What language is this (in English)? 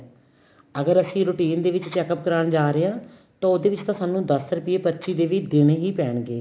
Punjabi